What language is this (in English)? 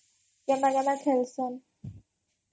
Odia